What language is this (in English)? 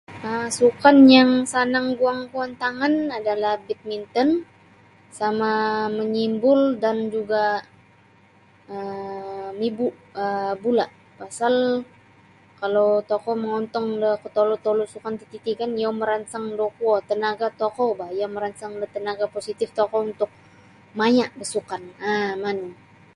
Sabah Bisaya